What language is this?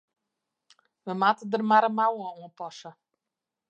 Western Frisian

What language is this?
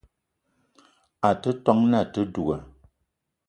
Eton (Cameroon)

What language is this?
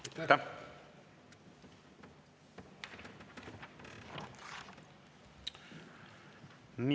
Estonian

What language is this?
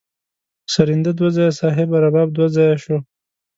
Pashto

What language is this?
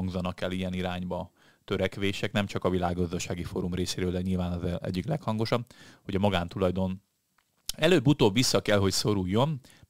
Hungarian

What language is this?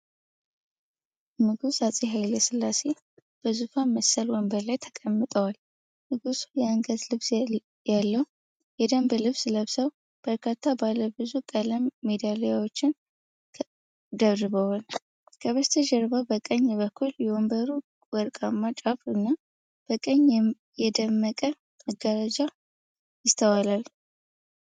Amharic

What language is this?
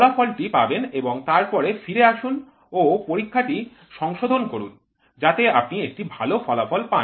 Bangla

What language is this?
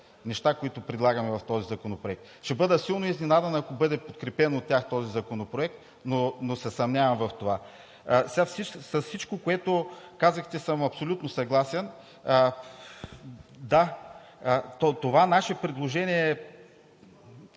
Bulgarian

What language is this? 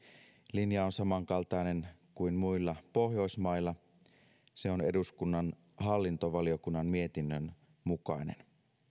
Finnish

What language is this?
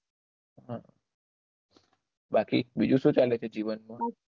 Gujarati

